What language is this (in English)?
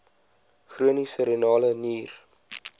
Afrikaans